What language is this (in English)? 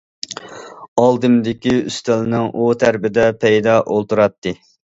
Uyghur